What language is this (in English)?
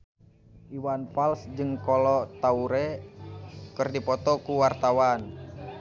Sundanese